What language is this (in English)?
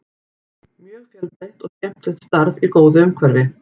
Icelandic